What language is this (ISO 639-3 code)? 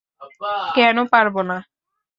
ben